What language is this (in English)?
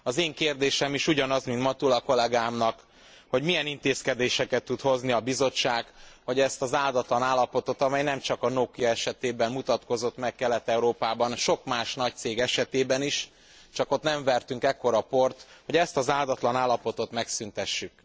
Hungarian